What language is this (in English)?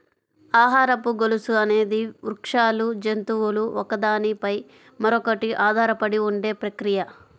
Telugu